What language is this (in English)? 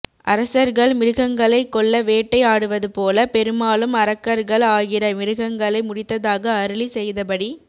Tamil